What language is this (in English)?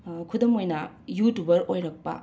Manipuri